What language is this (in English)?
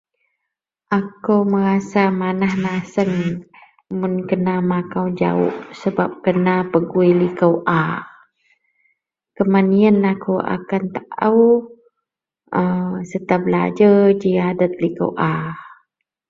Central Melanau